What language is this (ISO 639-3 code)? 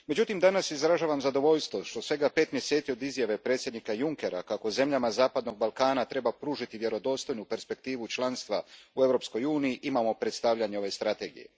hrv